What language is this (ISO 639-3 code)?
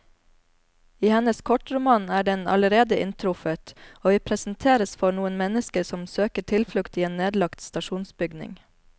nor